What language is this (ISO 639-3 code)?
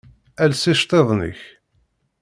kab